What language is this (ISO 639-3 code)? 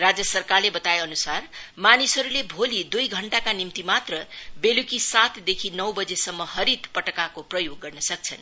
nep